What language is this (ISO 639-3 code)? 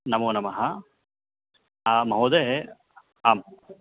san